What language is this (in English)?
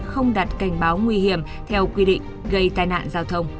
Vietnamese